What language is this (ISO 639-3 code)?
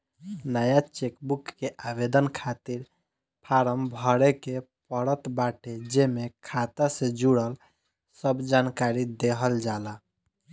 bho